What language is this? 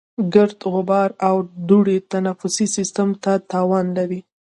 Pashto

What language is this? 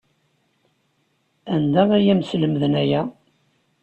Kabyle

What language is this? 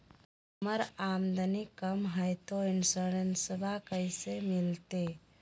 Magahi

